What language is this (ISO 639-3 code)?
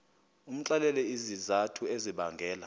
xho